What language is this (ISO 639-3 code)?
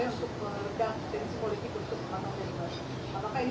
ind